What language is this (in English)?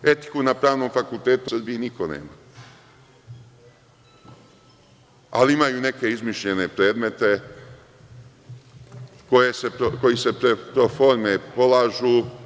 Serbian